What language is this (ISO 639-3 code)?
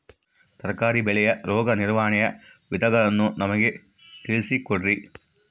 kan